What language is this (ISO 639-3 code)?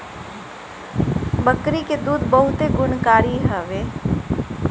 bho